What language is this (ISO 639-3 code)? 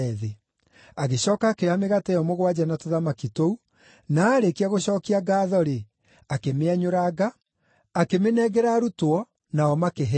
kik